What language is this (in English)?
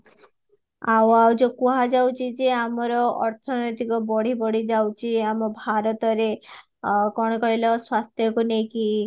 Odia